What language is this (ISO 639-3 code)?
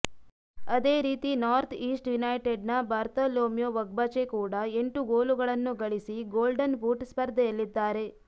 kan